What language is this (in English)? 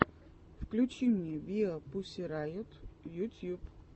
Russian